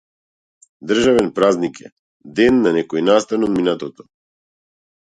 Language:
Macedonian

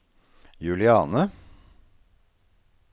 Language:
Norwegian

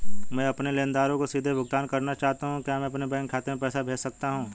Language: Hindi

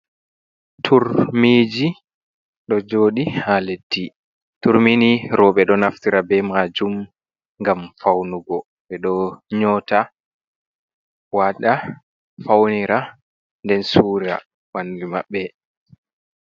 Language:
Fula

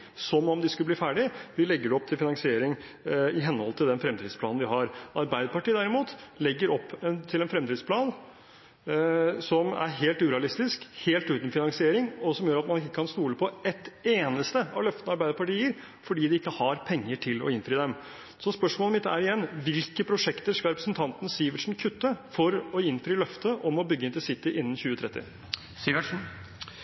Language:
Norwegian Bokmål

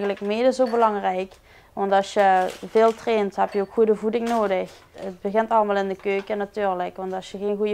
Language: Dutch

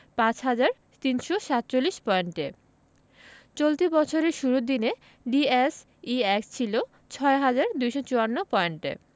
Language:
Bangla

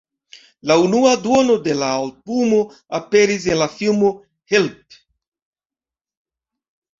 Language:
Esperanto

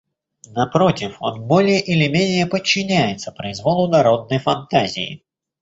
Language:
Russian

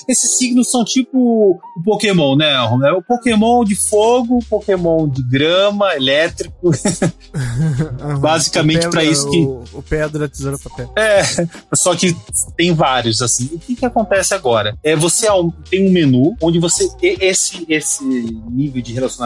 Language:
Portuguese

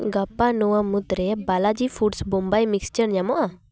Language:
Santali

